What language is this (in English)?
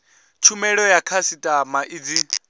Venda